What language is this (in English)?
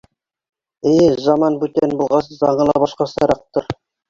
Bashkir